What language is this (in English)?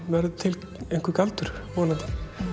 Icelandic